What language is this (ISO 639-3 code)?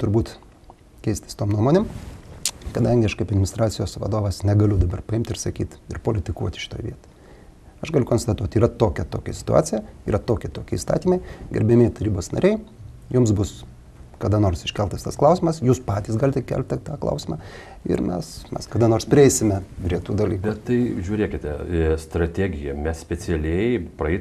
lit